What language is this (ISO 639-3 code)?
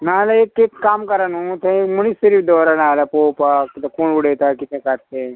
kok